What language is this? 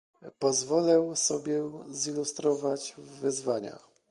Polish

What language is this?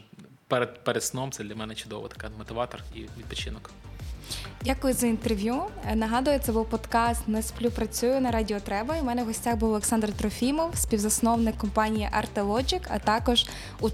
Ukrainian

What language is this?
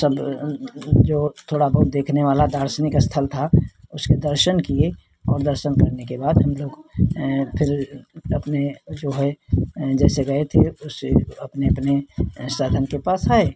Hindi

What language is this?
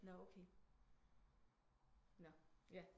Danish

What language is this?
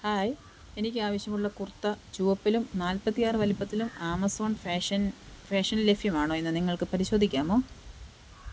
Malayalam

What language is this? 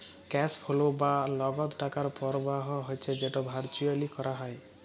Bangla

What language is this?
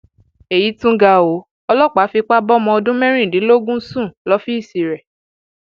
Yoruba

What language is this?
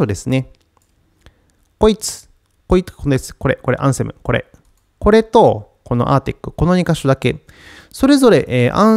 Japanese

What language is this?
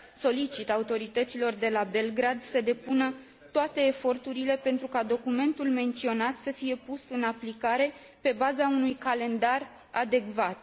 Romanian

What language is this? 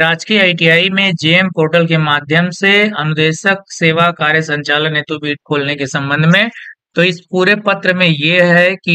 Hindi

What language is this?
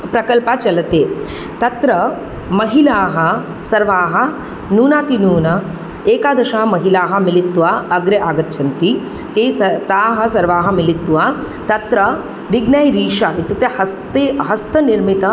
Sanskrit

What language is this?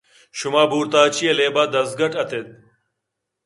Eastern Balochi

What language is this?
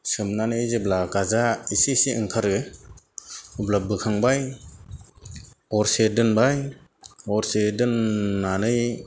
Bodo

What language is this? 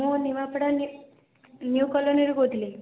Odia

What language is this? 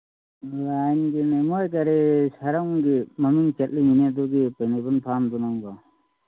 Manipuri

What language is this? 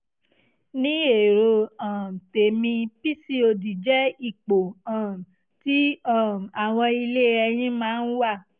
Yoruba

